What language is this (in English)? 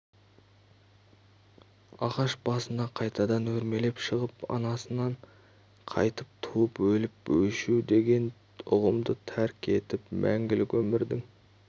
Kazakh